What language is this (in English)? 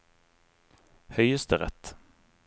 Norwegian